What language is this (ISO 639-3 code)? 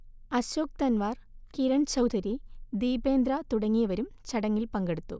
mal